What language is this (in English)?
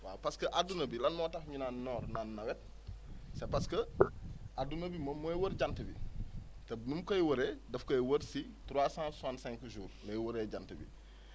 Wolof